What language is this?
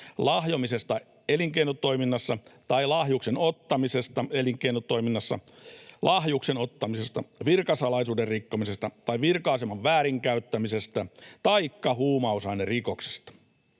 Finnish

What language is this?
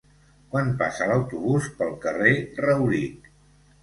Catalan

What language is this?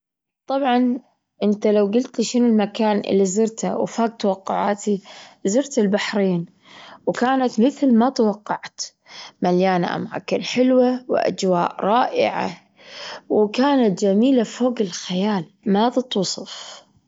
Gulf Arabic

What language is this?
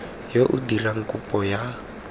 Tswana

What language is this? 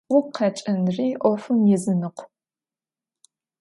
Adyghe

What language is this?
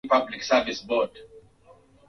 Swahili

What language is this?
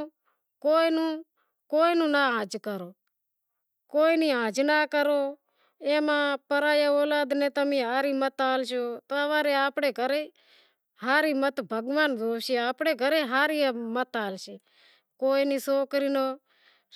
Wadiyara Koli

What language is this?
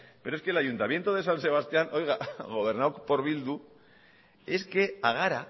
Spanish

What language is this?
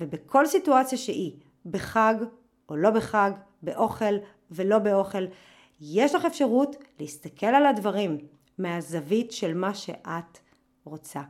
Hebrew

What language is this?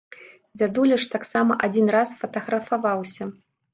Belarusian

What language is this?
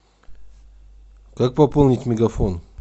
Russian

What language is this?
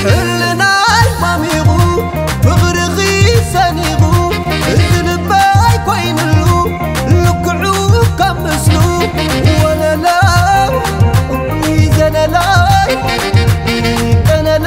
Arabic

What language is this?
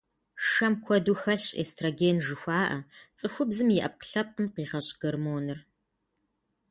Kabardian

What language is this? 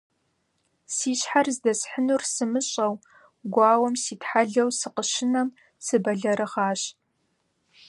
Kabardian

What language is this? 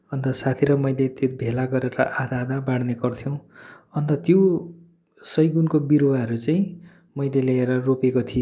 Nepali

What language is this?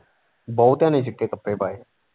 Punjabi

